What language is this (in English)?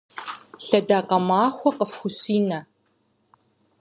Kabardian